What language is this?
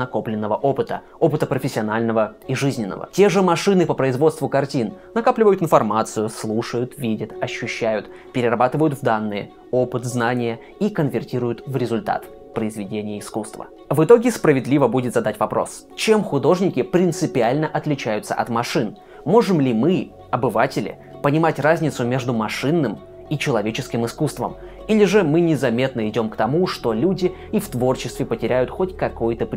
Russian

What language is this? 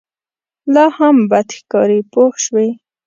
Pashto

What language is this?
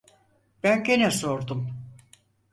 Turkish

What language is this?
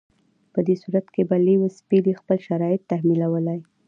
Pashto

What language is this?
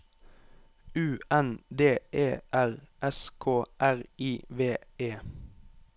Norwegian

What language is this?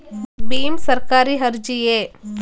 Kannada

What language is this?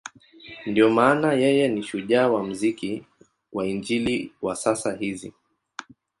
Swahili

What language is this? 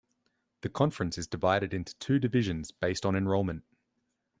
English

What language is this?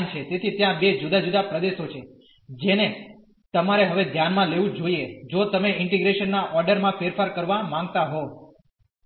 Gujarati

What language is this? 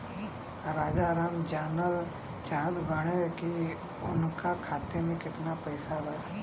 Bhojpuri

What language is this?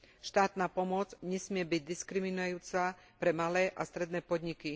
Slovak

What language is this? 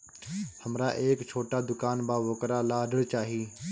Bhojpuri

